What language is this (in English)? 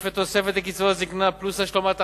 Hebrew